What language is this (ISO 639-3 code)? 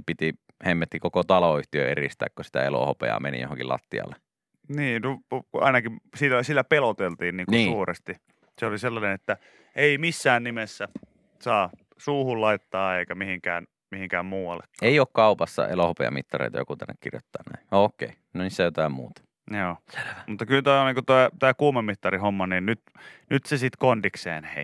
fin